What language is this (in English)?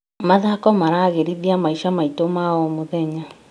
Kikuyu